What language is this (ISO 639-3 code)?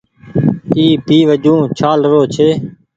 gig